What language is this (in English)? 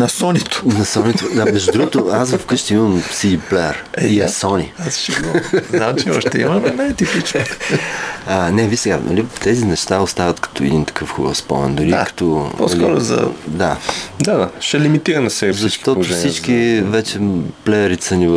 Bulgarian